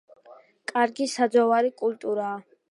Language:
Georgian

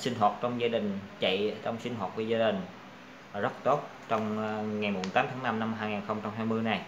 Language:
Vietnamese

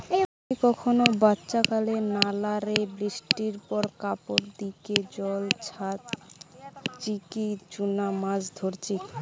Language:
Bangla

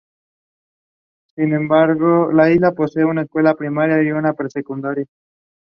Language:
Spanish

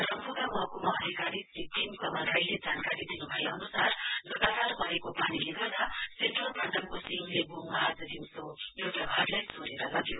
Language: Nepali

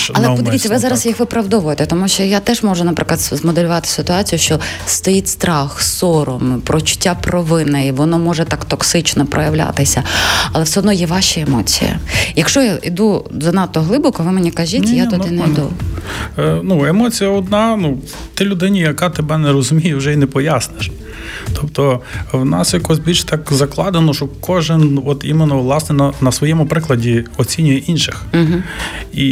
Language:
Ukrainian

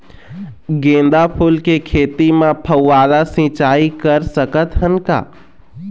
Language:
Chhattisgarhi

